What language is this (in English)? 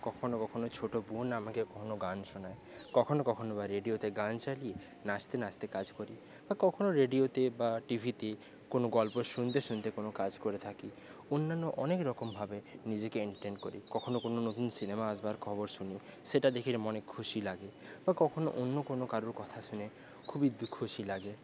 Bangla